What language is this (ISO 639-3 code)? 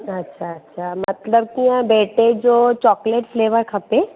snd